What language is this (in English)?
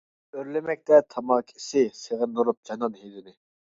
Uyghur